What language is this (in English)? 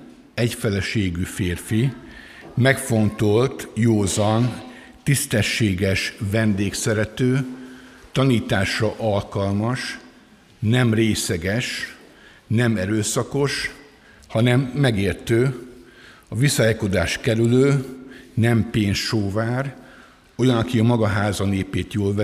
Hungarian